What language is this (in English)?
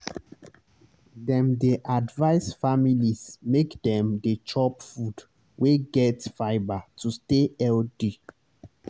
Nigerian Pidgin